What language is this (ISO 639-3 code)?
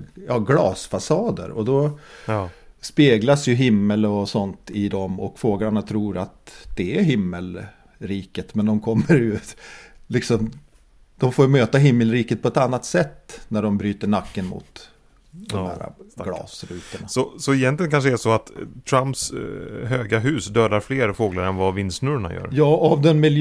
swe